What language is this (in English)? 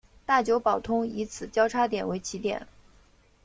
Chinese